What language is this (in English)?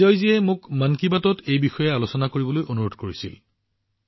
Assamese